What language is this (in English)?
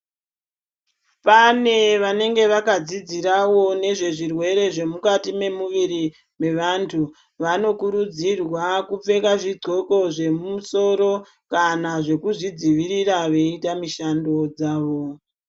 Ndau